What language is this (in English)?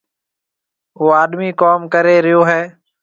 Marwari (Pakistan)